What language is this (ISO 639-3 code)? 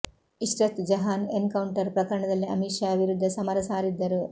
kan